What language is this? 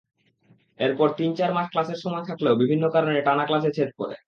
Bangla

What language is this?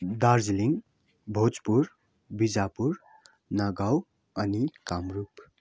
Nepali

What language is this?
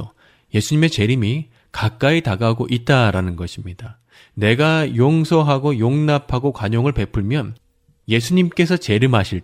Korean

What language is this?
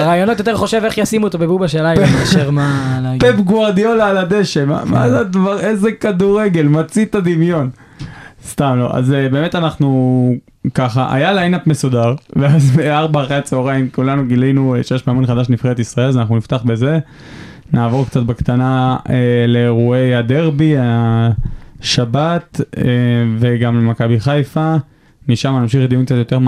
Hebrew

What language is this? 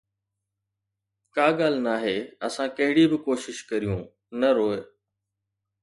Sindhi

